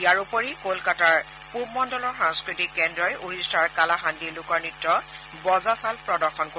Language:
Assamese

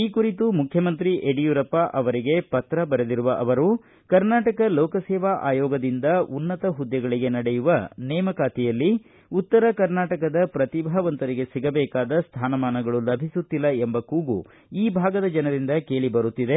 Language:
Kannada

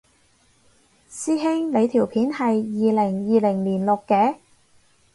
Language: Cantonese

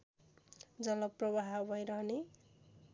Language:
Nepali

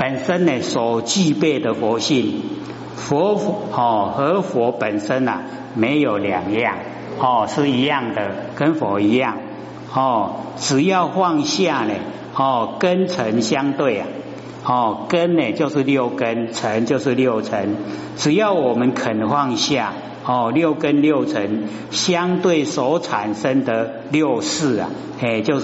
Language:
Chinese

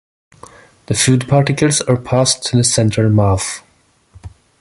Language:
English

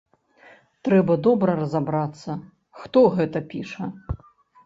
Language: Belarusian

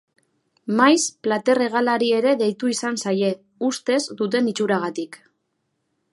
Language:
Basque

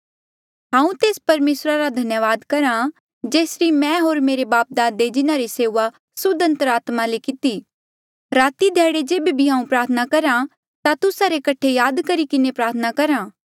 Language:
Mandeali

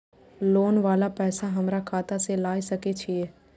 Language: Maithili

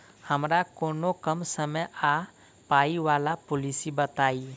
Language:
Maithili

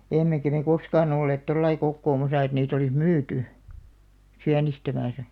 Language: Finnish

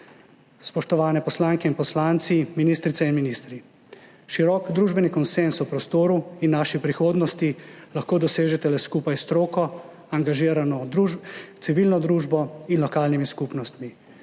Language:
Slovenian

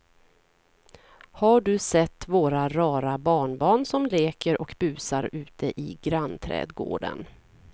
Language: Swedish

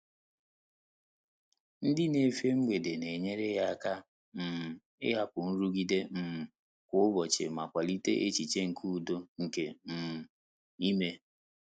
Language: Igbo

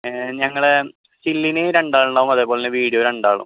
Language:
Malayalam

